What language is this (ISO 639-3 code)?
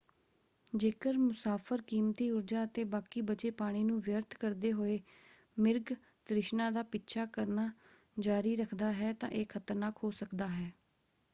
pan